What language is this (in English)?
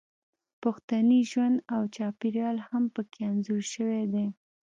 Pashto